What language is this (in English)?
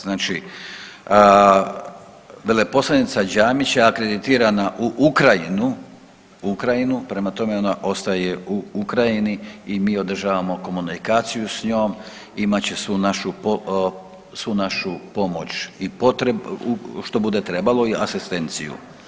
Croatian